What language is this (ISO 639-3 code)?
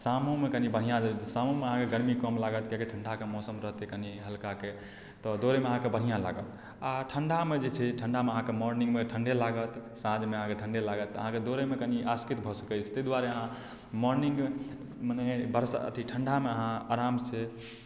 mai